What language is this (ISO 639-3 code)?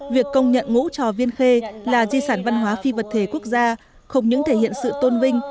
vie